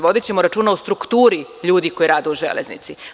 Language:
Serbian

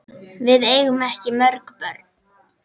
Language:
Icelandic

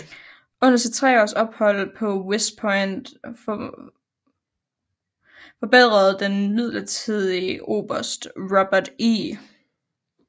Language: Danish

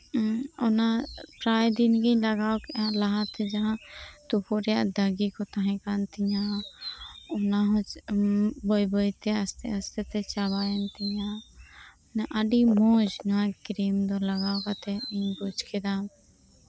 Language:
Santali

